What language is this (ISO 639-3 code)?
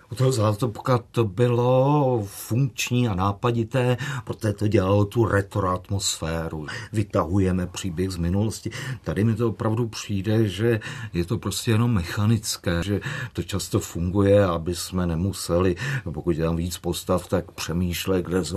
ces